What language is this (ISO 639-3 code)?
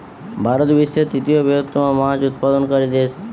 ben